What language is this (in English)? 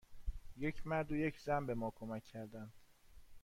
Persian